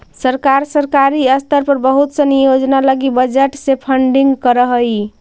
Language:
Magahi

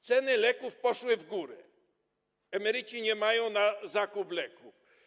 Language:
Polish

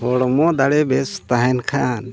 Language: Santali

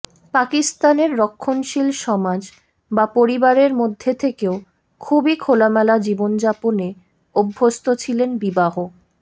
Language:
Bangla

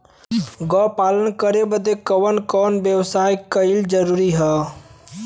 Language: Bhojpuri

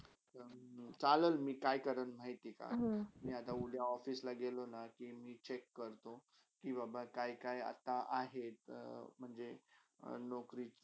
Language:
Marathi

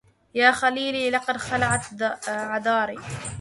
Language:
Arabic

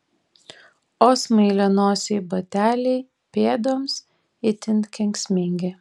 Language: Lithuanian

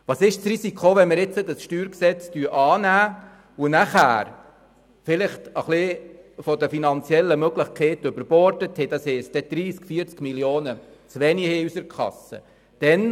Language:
Swiss German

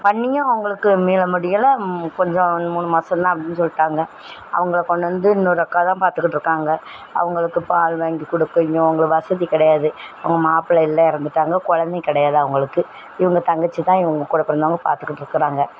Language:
Tamil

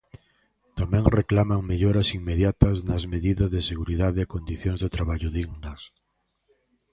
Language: Galician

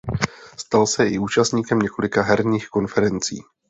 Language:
Czech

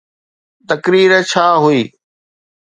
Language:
Sindhi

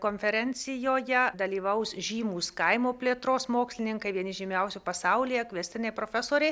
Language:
Lithuanian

